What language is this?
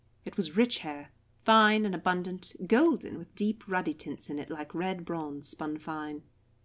English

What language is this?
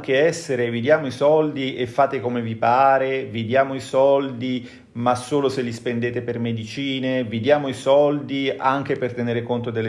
Italian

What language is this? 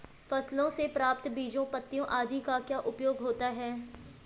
Hindi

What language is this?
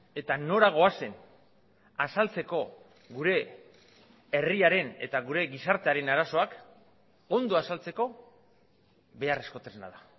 Basque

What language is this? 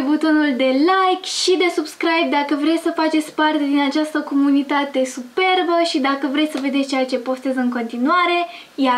Romanian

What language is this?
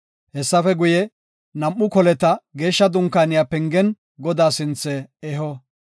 Gofa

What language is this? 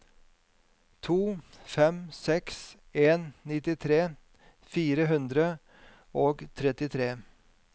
Norwegian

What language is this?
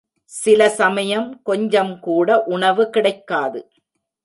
Tamil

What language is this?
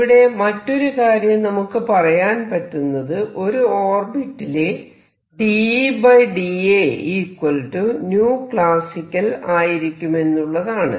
Malayalam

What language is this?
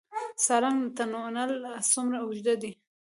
Pashto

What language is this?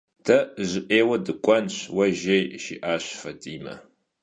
Kabardian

